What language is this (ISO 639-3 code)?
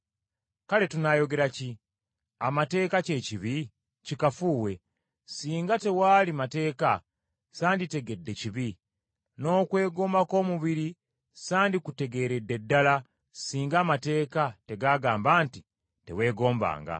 lug